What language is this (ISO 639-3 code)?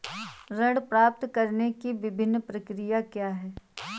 hin